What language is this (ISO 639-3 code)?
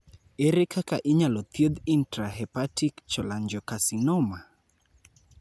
luo